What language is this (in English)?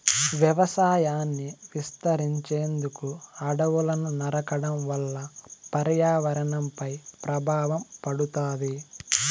Telugu